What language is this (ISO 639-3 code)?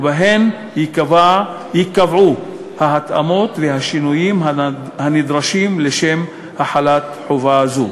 heb